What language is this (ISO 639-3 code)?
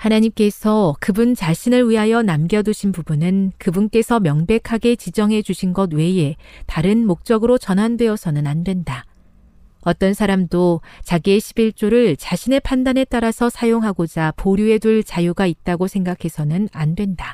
kor